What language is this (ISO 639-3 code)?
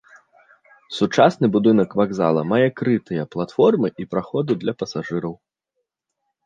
bel